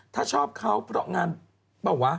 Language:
Thai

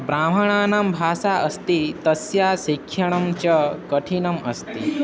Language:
Sanskrit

